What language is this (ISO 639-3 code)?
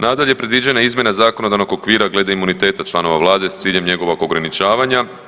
hrv